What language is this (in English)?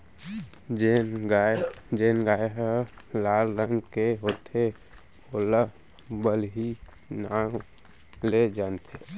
Chhattisgarhi